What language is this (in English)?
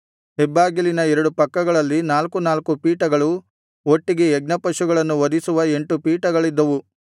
Kannada